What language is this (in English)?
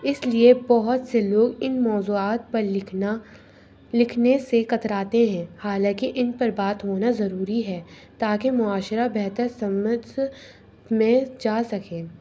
Urdu